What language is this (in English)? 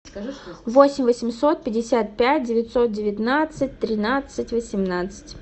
Russian